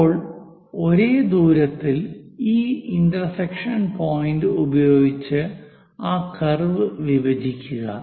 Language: Malayalam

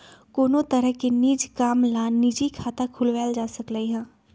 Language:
Magahi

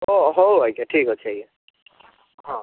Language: Odia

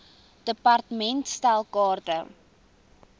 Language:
Afrikaans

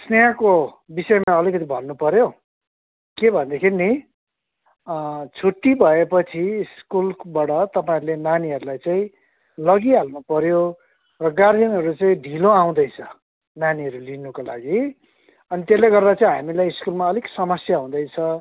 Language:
Nepali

